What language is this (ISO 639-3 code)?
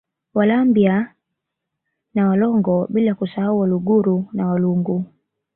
swa